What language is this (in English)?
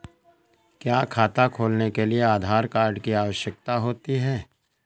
Hindi